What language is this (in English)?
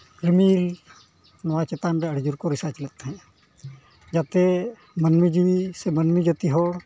Santali